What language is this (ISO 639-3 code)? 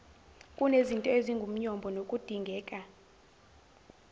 zul